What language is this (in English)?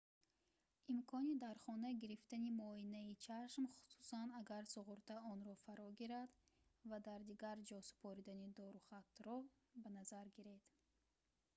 Tajik